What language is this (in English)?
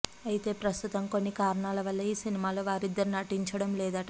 Telugu